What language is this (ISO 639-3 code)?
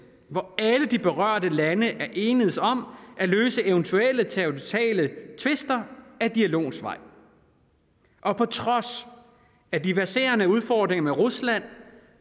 dan